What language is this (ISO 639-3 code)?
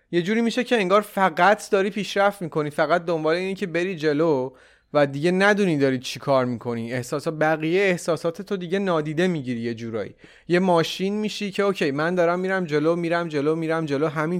fas